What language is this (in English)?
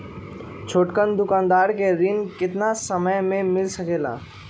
Magahi